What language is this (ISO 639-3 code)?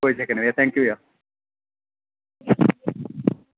doi